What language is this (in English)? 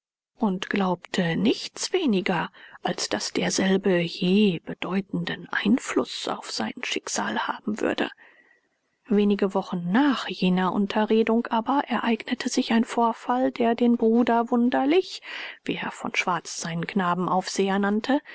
German